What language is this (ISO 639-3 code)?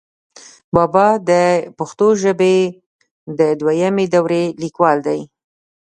pus